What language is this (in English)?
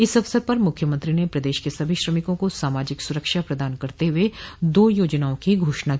Hindi